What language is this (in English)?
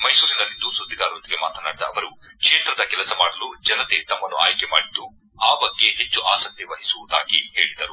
Kannada